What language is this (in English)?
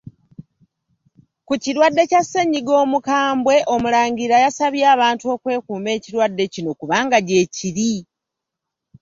Ganda